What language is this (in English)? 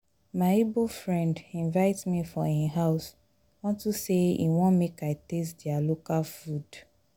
Nigerian Pidgin